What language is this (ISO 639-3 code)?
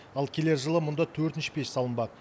kaz